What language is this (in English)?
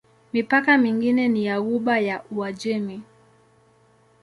Swahili